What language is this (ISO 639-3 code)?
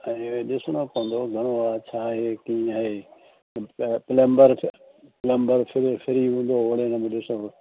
snd